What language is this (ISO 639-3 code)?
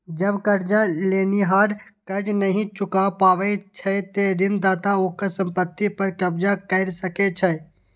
mai